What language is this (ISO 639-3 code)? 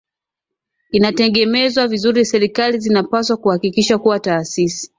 swa